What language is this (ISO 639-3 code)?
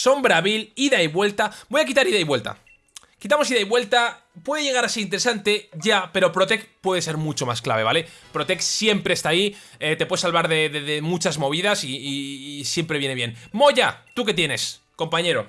spa